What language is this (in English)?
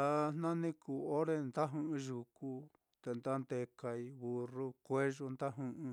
Mitlatongo Mixtec